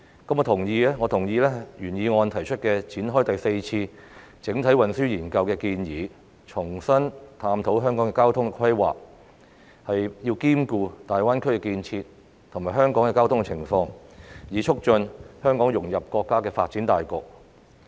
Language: Cantonese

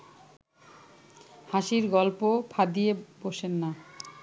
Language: Bangla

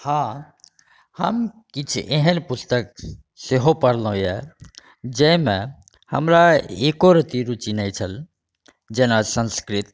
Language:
Maithili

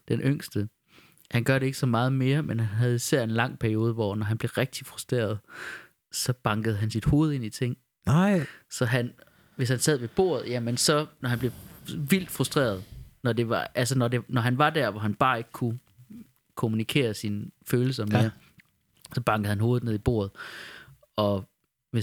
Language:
Danish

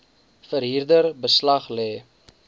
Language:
Afrikaans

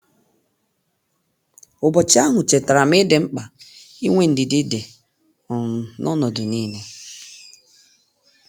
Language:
Igbo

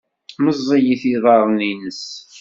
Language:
Kabyle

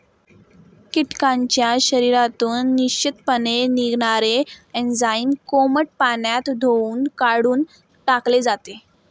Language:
Marathi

